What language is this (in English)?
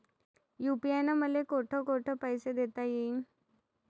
Marathi